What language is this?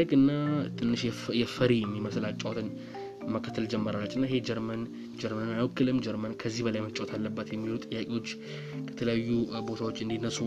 Amharic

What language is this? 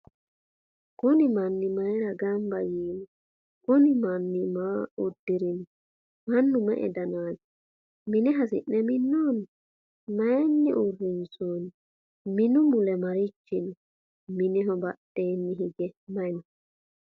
Sidamo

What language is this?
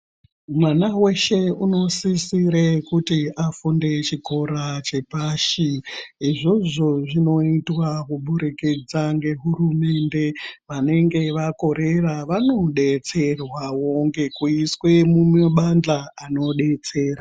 Ndau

